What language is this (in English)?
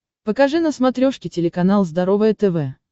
Russian